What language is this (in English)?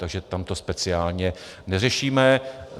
Czech